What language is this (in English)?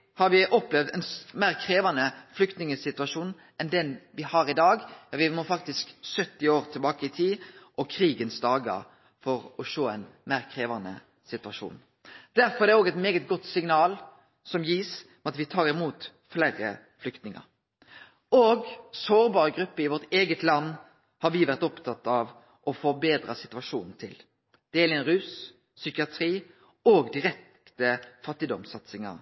Norwegian Nynorsk